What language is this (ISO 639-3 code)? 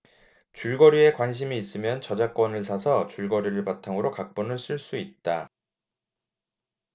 kor